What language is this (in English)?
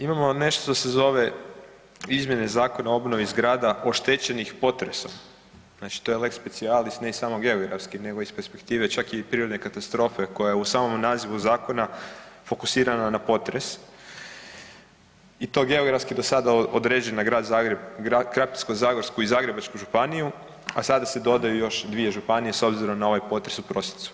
Croatian